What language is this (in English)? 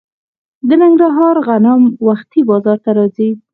Pashto